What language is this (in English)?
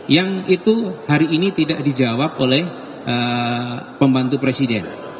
Indonesian